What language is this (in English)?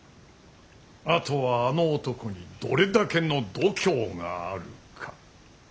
Japanese